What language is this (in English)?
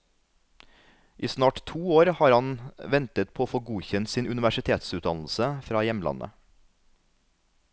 Norwegian